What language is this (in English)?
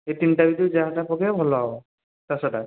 Odia